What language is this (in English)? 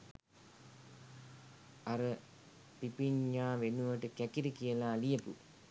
Sinhala